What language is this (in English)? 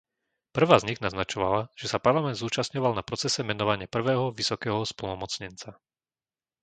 Slovak